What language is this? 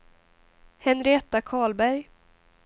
Swedish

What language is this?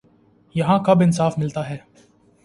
Urdu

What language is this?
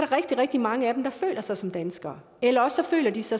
Danish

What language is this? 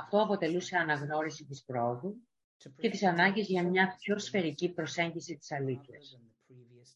Greek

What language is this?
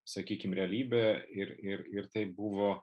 Lithuanian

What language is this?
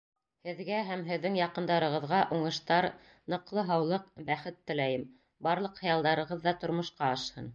Bashkir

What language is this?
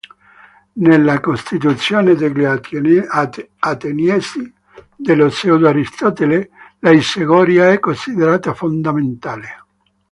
Italian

